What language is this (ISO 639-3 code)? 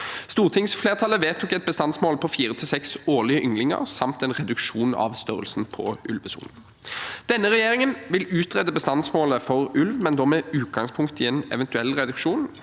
nor